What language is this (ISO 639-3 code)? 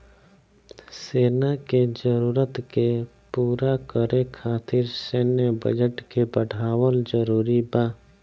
bho